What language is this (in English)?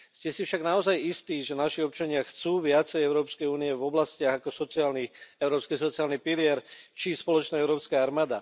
Slovak